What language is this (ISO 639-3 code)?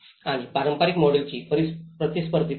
mar